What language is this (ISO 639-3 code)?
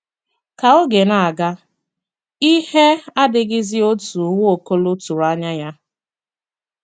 ibo